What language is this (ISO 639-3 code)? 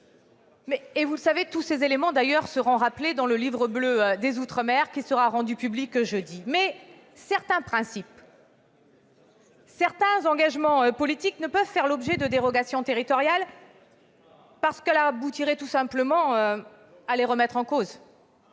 fra